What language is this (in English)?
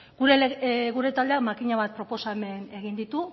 Basque